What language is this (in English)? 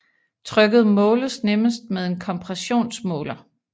Danish